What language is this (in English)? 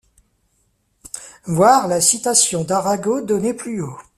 French